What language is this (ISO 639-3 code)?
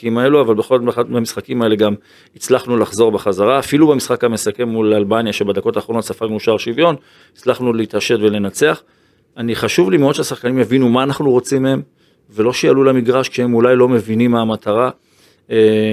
heb